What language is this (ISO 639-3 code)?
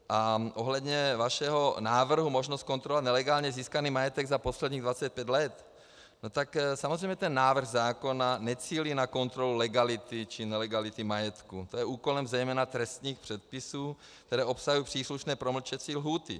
ces